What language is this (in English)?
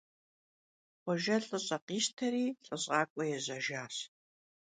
Kabardian